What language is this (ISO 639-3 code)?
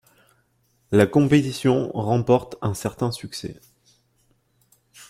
fra